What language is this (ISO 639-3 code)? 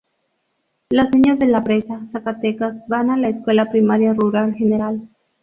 spa